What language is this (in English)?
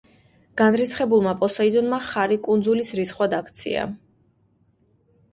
Georgian